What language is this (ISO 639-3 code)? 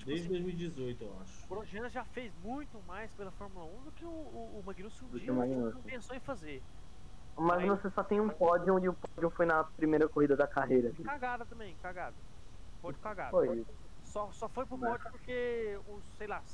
por